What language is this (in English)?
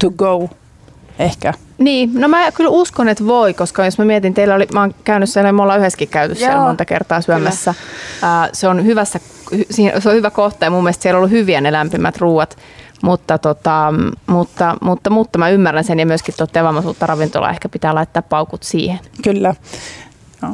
Finnish